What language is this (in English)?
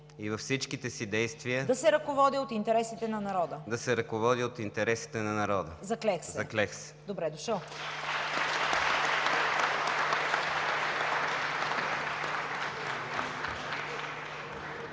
Bulgarian